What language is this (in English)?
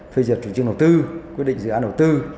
Vietnamese